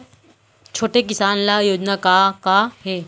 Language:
Chhattisgarhi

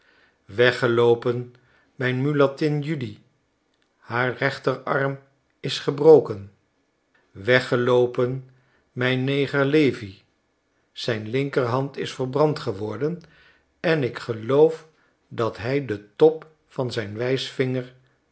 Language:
Dutch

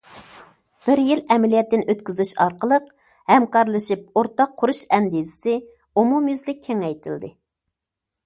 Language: Uyghur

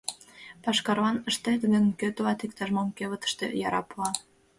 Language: Mari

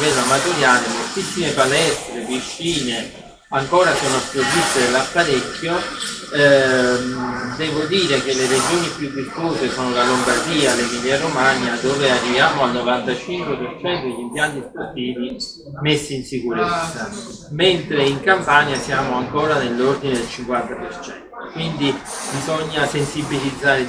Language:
Italian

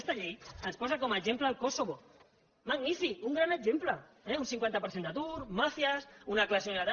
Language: Catalan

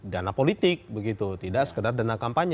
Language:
Indonesian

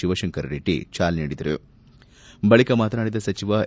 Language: Kannada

